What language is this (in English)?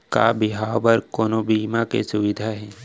Chhattisgarhi